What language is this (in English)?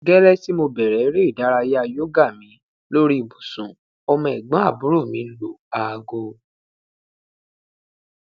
Yoruba